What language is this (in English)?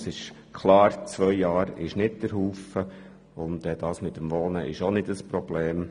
Swiss German